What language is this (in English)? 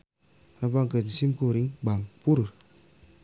Sundanese